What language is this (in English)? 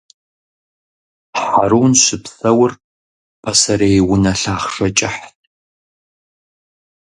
Kabardian